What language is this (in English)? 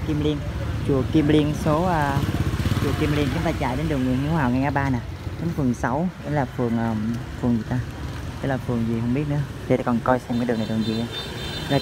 Vietnamese